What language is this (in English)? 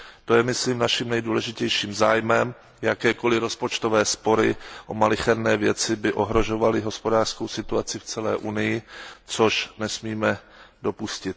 Czech